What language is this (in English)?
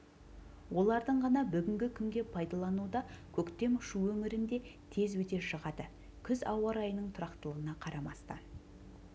Kazakh